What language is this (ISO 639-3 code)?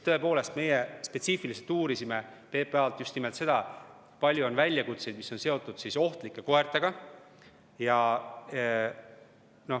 est